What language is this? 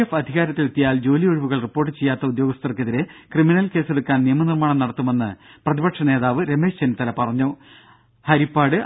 Malayalam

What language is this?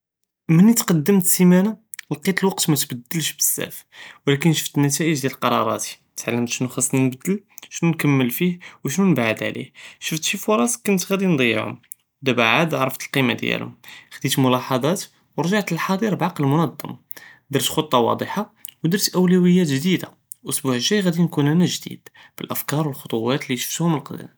Judeo-Arabic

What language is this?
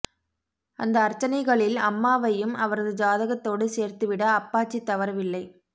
Tamil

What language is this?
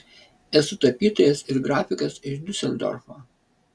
Lithuanian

